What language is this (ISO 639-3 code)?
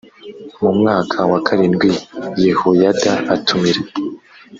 kin